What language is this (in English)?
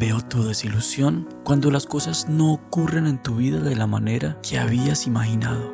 Spanish